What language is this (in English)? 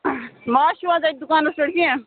Kashmiri